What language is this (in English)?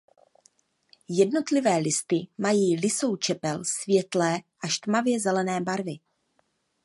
Czech